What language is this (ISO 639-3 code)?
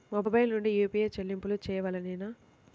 tel